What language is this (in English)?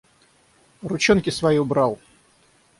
Russian